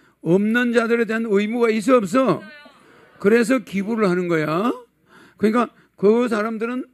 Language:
Korean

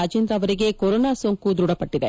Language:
Kannada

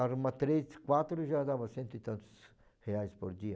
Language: Portuguese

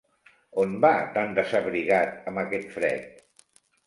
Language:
Catalan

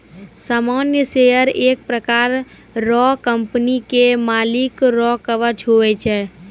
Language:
Maithili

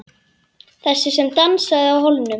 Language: Icelandic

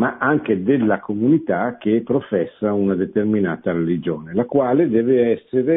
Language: Italian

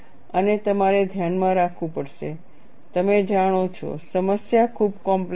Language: Gujarati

